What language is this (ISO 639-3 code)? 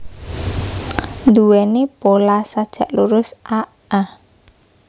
jav